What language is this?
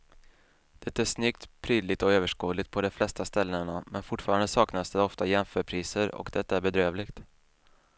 Swedish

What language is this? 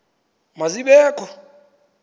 Xhosa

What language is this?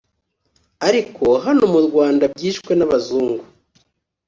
Kinyarwanda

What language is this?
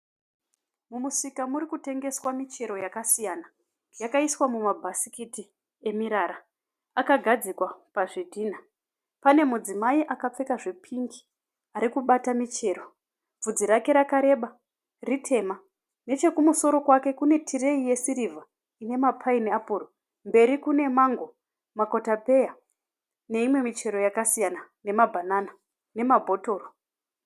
Shona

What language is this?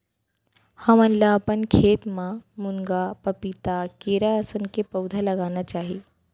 Chhattisgarhi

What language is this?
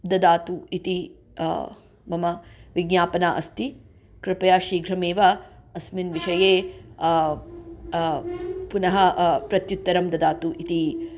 Sanskrit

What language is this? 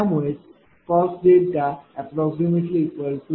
Marathi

